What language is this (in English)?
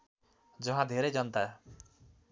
Nepali